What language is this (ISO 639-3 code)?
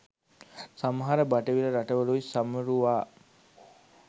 sin